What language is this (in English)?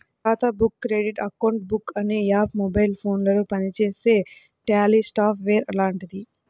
Telugu